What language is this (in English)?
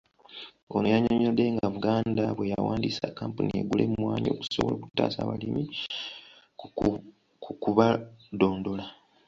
Ganda